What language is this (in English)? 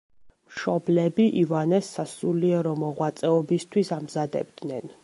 Georgian